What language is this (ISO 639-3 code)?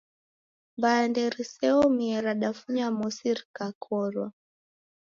dav